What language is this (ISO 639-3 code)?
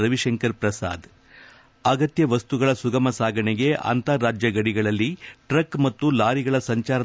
kan